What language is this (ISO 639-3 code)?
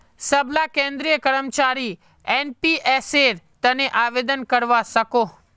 mag